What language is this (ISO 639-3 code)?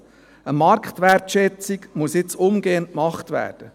gsw